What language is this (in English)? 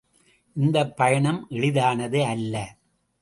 Tamil